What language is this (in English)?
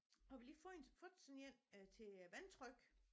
Danish